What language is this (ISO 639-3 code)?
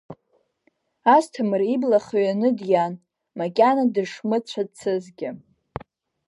abk